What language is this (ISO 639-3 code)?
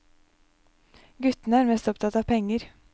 nor